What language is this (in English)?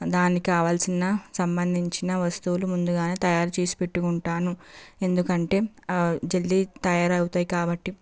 Telugu